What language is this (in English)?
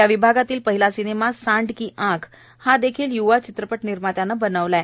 Marathi